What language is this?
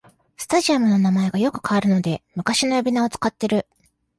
Japanese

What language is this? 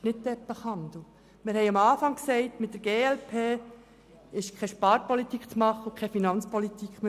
Swiss German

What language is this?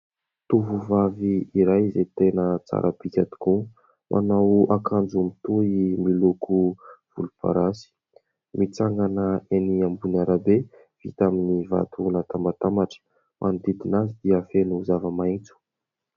Malagasy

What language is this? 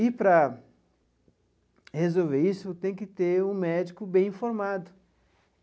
Portuguese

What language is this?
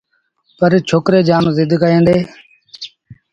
Sindhi Bhil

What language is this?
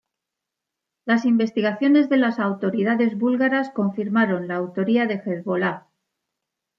Spanish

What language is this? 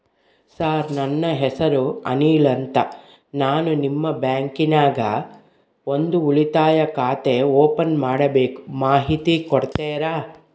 Kannada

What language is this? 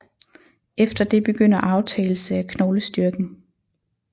Danish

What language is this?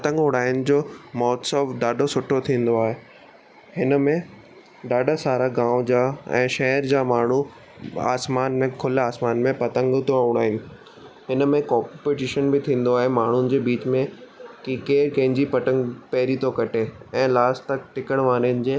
Sindhi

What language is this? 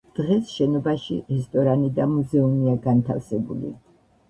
Georgian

